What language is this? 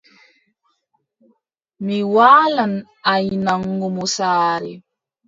Adamawa Fulfulde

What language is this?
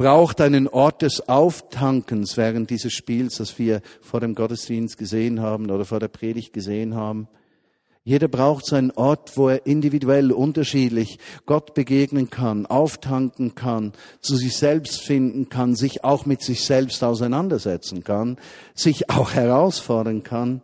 German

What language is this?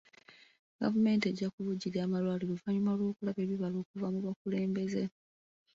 Ganda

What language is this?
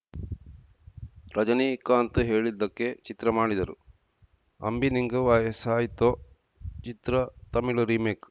Kannada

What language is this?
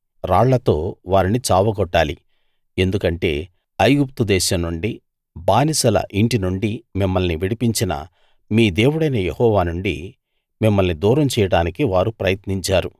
Telugu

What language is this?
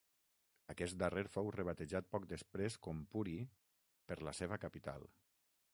Catalan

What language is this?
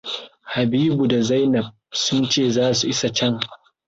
Hausa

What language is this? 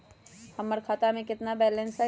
Magahi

